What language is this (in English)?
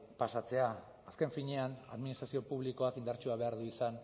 Basque